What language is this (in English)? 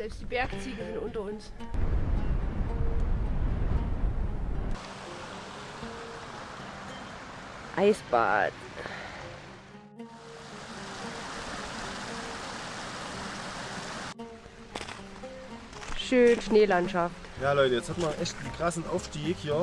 German